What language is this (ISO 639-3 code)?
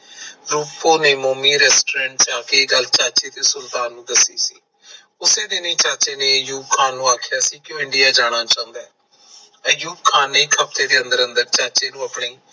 pan